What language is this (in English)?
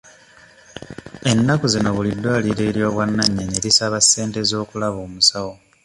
Ganda